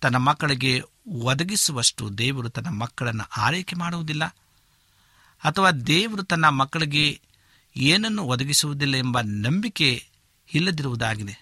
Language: Kannada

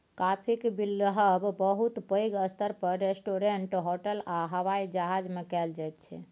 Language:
Maithili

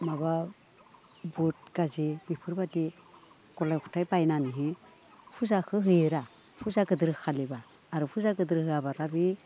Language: Bodo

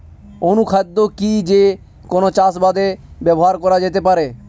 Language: Bangla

